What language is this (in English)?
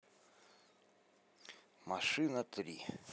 Russian